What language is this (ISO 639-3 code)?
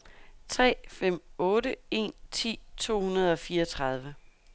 dan